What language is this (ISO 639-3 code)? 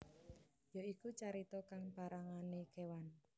jav